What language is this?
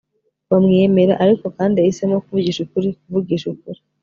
Kinyarwanda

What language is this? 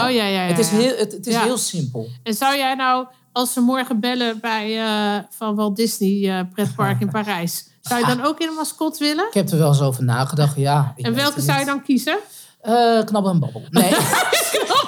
Dutch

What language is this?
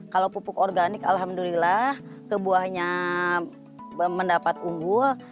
Indonesian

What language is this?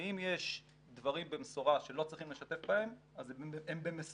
Hebrew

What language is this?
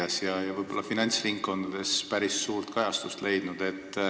Estonian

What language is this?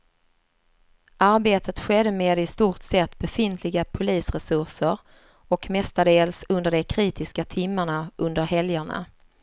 Swedish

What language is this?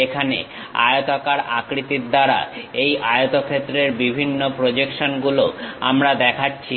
Bangla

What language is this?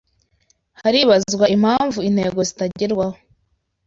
Kinyarwanda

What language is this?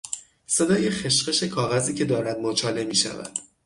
Persian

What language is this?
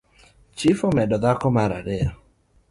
Luo (Kenya and Tanzania)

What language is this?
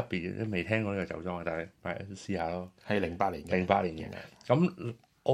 Chinese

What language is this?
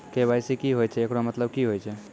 Maithili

